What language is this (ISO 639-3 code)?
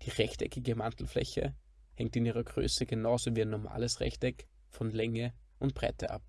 deu